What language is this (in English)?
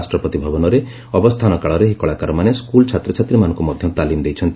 Odia